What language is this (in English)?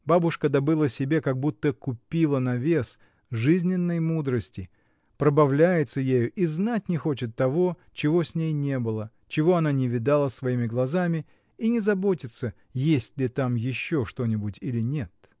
Russian